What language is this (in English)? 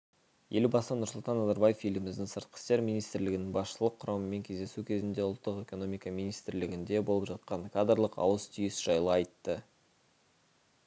Kazakh